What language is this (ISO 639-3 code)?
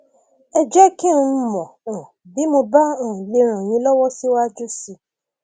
yor